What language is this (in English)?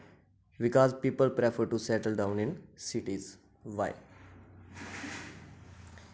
Dogri